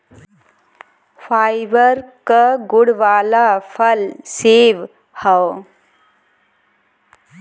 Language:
Bhojpuri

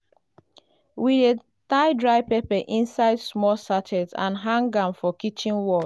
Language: Nigerian Pidgin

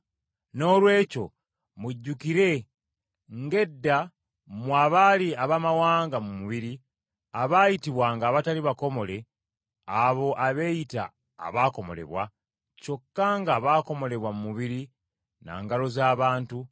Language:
Ganda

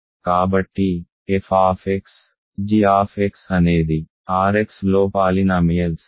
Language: Telugu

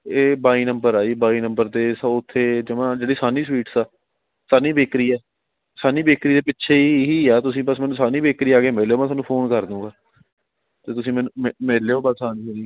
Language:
Punjabi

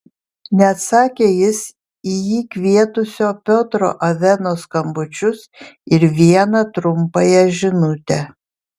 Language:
Lithuanian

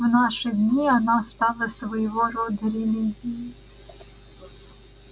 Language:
Russian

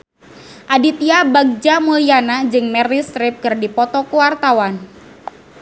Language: Sundanese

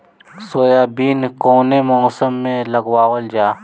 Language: Bhojpuri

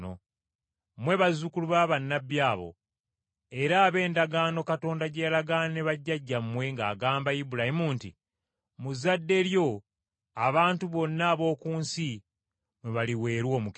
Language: Ganda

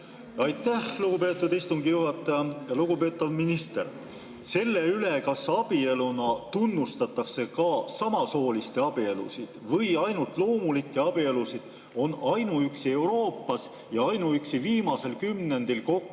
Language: Estonian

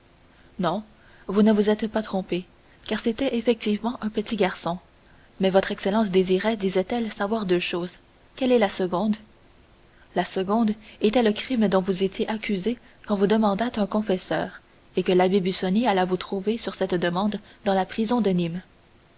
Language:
French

